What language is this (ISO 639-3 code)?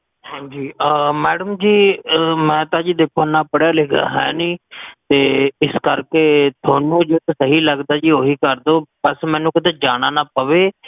pan